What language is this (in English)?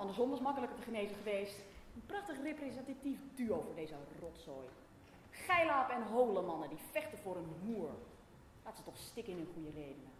Dutch